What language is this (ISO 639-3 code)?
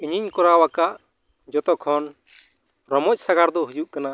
sat